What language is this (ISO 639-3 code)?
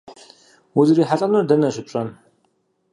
kbd